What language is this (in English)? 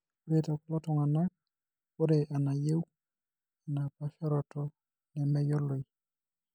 Masai